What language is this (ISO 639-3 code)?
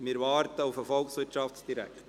gsw